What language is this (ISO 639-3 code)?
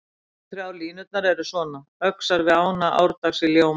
isl